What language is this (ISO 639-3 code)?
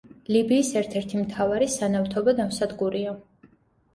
kat